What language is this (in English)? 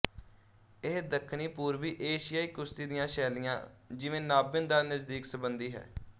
Punjabi